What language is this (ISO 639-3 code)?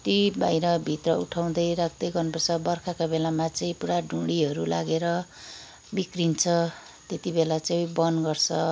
nep